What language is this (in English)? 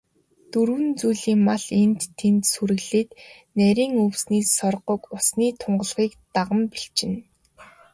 Mongolian